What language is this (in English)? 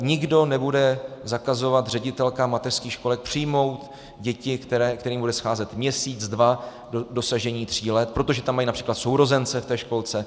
Czech